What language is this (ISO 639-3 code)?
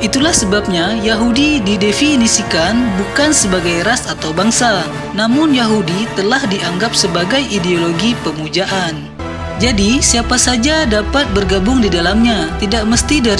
ind